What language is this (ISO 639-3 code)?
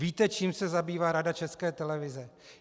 ces